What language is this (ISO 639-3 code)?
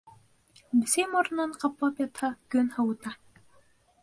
bak